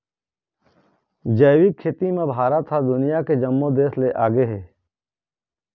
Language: Chhattisgarhi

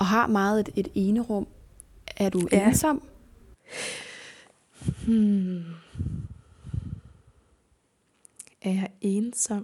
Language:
Danish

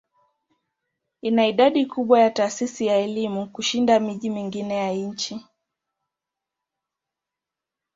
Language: Swahili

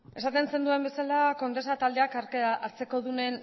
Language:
Basque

